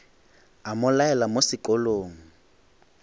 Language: Northern Sotho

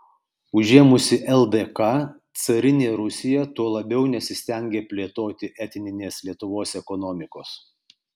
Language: Lithuanian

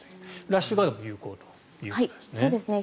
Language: Japanese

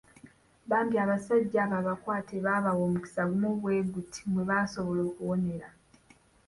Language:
Ganda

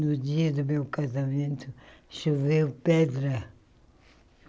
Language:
Portuguese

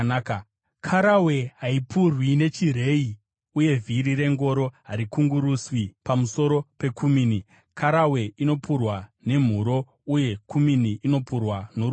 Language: Shona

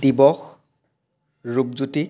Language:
Assamese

